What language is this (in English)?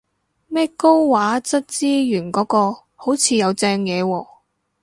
Cantonese